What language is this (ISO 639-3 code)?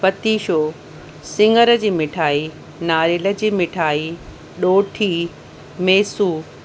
snd